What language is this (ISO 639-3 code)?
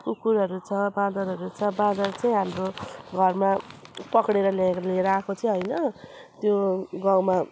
nep